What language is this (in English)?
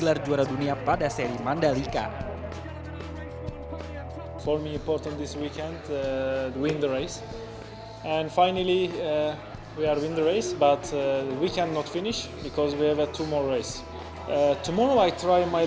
Indonesian